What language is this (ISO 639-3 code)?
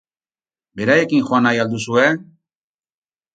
eus